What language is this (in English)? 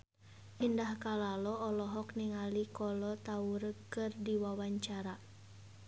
Sundanese